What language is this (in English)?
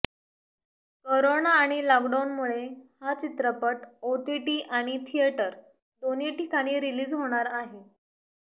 Marathi